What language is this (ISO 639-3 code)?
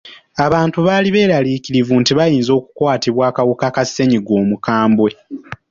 lug